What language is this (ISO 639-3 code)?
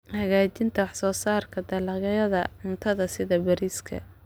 som